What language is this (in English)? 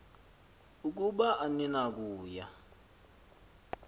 Xhosa